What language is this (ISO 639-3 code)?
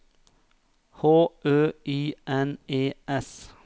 nor